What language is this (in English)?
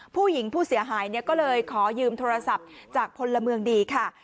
Thai